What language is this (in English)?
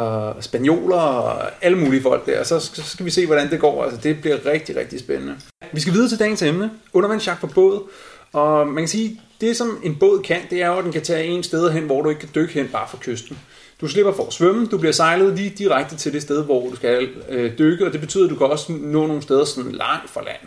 Danish